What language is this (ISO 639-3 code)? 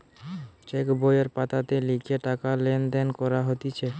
ben